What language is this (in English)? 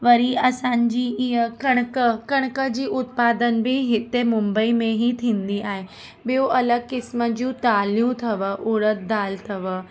Sindhi